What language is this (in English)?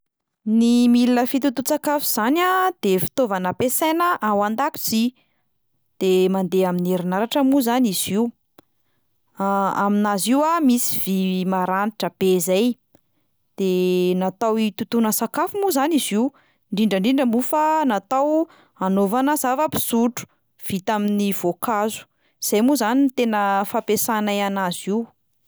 Malagasy